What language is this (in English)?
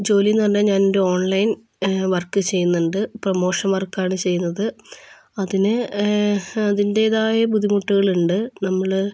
Malayalam